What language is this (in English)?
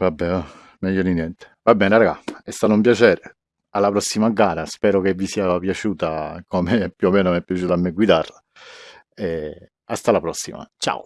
Italian